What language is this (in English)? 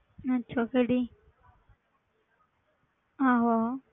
Punjabi